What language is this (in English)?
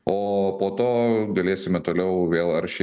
Lithuanian